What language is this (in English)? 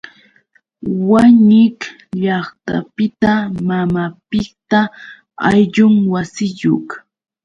Yauyos Quechua